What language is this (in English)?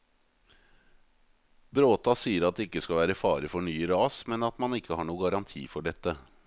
Norwegian